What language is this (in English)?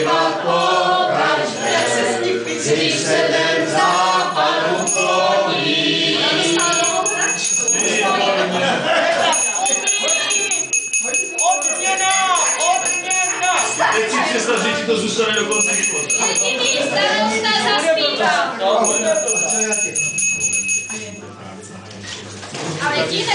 Romanian